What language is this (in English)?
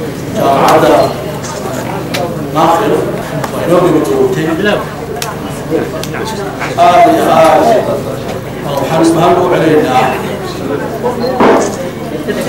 Arabic